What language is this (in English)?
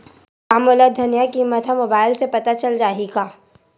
Chhattisgarhi